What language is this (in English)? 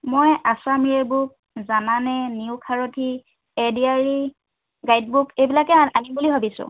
Assamese